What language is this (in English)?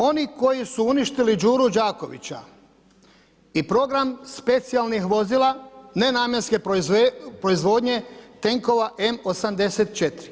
Croatian